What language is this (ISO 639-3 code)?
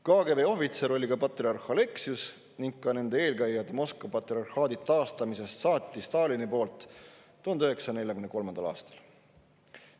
est